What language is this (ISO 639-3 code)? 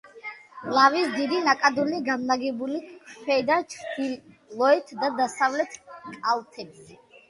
kat